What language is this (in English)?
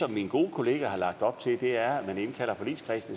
Danish